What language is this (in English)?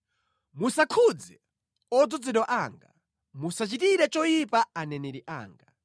Nyanja